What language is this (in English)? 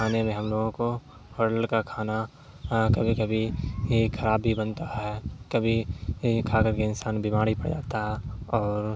Urdu